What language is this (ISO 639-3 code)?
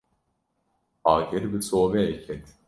kur